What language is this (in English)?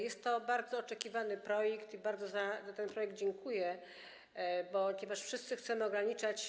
Polish